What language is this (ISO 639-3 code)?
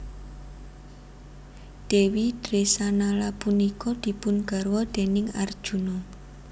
jav